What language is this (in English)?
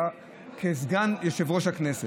Hebrew